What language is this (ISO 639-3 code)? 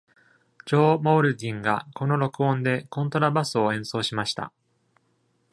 jpn